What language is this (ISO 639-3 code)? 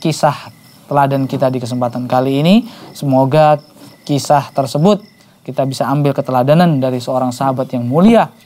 ind